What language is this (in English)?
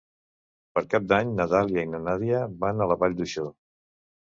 Catalan